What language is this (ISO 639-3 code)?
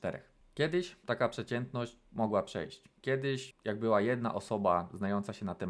pol